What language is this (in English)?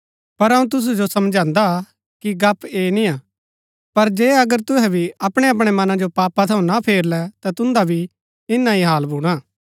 Gaddi